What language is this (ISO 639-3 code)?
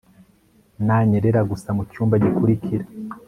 kin